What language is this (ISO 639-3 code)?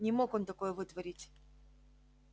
rus